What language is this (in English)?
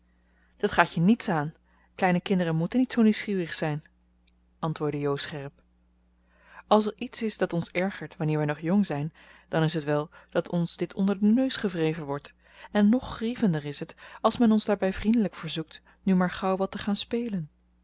Dutch